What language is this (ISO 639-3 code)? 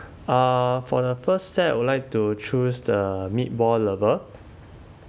eng